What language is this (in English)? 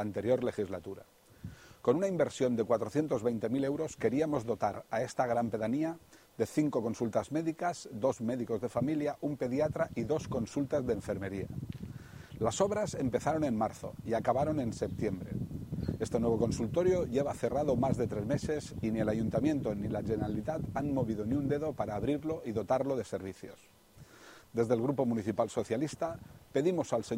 Spanish